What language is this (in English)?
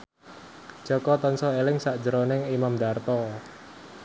Javanese